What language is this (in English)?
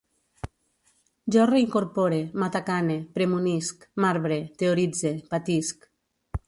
Catalan